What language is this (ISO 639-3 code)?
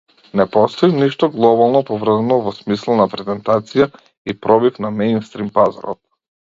mkd